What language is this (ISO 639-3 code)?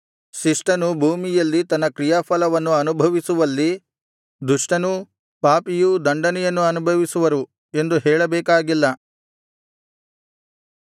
kan